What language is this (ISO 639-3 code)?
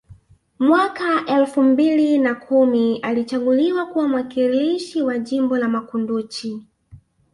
swa